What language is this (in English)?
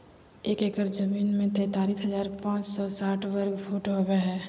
Magahi